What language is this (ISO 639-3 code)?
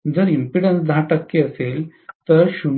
mar